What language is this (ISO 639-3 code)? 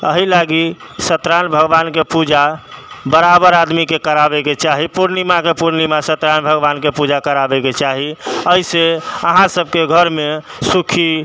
mai